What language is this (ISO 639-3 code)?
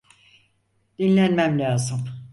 tur